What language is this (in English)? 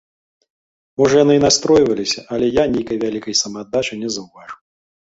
Belarusian